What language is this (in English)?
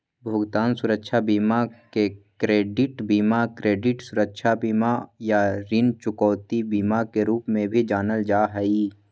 Magahi